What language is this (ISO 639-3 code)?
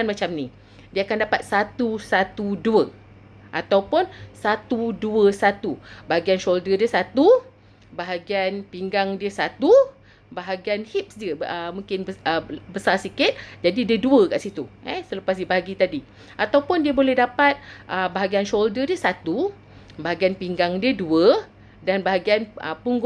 msa